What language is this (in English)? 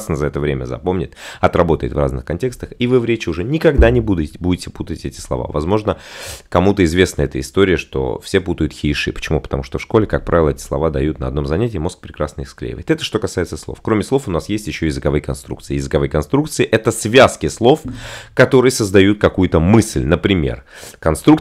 Russian